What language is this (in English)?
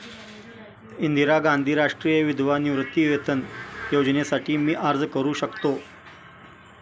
Marathi